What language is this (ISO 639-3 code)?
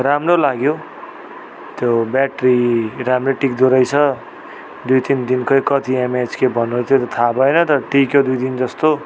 nep